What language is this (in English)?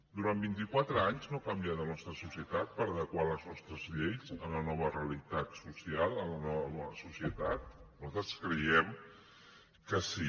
Catalan